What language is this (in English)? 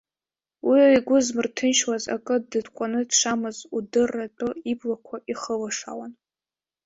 Abkhazian